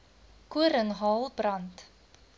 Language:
Afrikaans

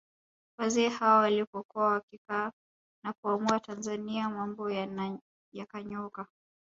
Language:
Swahili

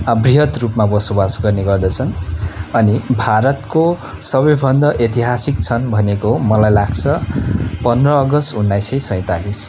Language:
Nepali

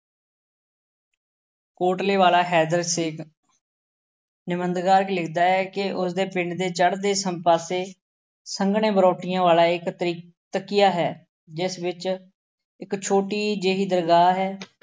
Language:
Punjabi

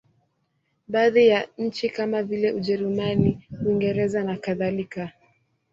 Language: Swahili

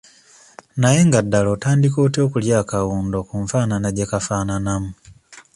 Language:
Ganda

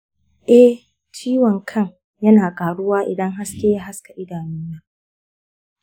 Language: Hausa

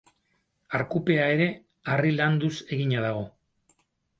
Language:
Basque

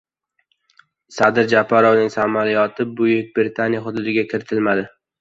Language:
Uzbek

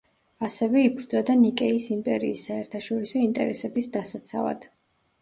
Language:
Georgian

